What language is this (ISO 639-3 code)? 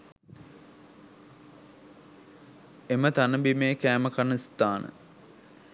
sin